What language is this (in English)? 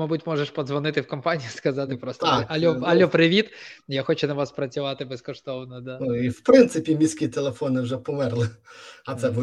Ukrainian